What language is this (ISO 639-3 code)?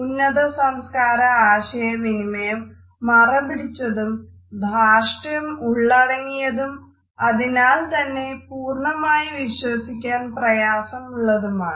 mal